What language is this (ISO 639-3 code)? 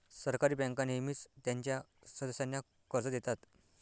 mar